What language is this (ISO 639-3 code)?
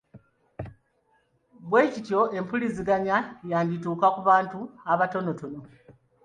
lug